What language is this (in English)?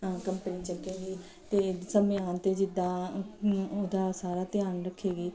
Punjabi